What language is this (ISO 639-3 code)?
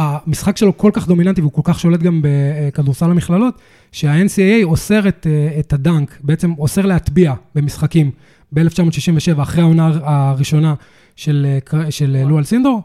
heb